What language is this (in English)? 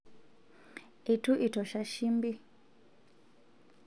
Masai